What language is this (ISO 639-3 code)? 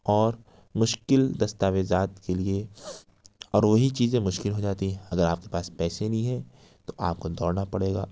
urd